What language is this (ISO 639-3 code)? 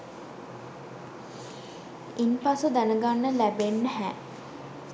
sin